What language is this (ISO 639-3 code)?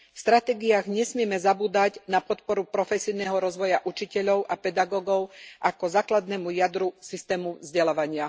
slk